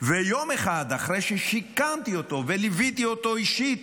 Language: Hebrew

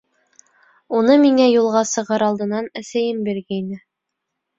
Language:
Bashkir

